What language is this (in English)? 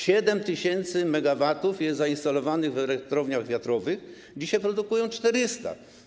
Polish